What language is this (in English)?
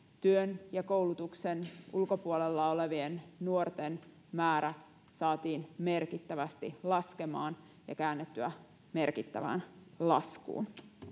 Finnish